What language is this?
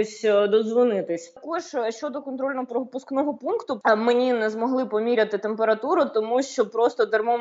Ukrainian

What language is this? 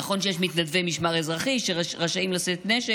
Hebrew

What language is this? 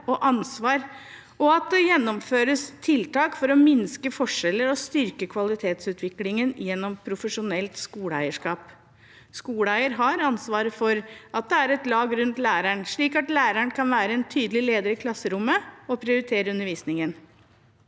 Norwegian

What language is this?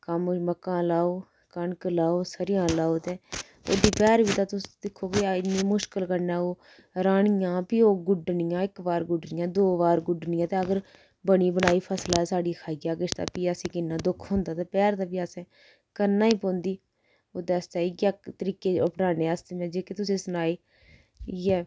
Dogri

